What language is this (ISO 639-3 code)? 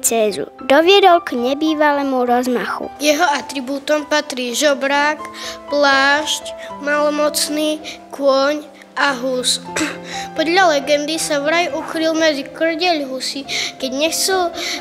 slk